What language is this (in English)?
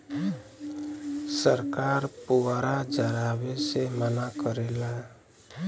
Bhojpuri